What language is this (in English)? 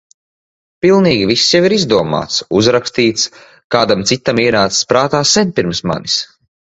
Latvian